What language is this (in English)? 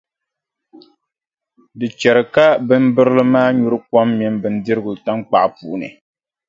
Dagbani